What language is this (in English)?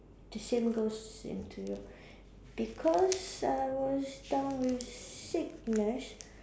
English